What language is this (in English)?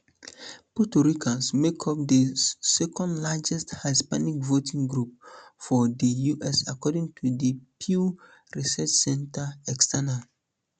Nigerian Pidgin